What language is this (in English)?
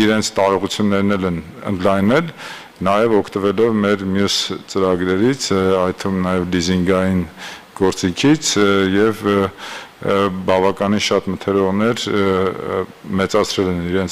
Turkish